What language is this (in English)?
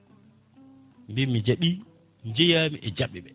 Fula